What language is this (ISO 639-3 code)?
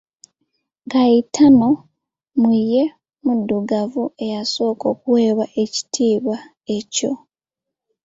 lug